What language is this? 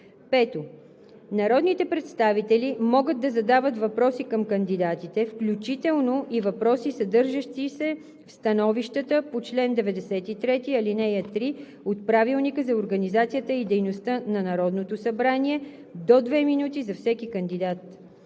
Bulgarian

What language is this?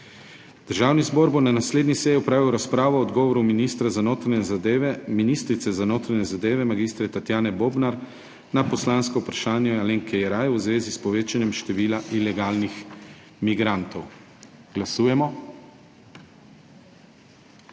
Slovenian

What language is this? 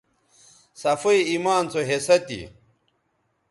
Bateri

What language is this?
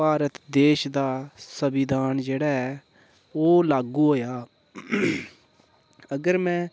Dogri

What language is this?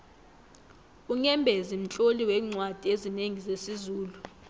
South Ndebele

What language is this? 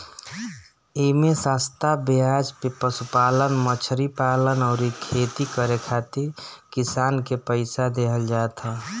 Bhojpuri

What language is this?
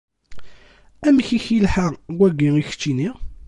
Kabyle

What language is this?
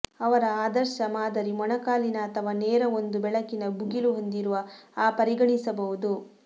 Kannada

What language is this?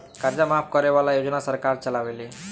Bhojpuri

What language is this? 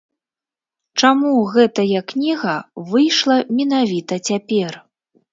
Belarusian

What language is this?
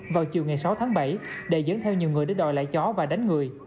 Vietnamese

